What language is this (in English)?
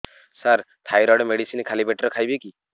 Odia